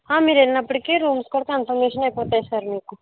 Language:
Telugu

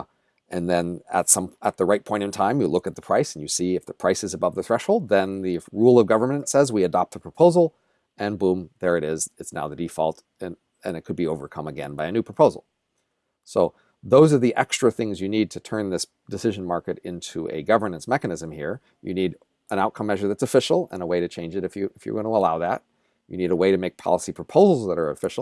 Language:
English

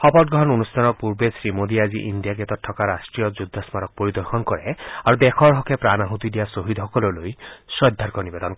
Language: Assamese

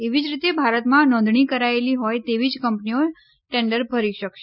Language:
Gujarati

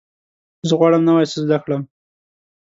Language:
Pashto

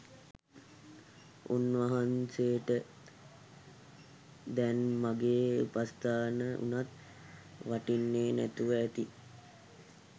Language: Sinhala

